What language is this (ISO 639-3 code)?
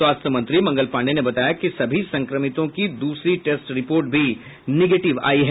hin